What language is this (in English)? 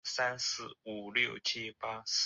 Chinese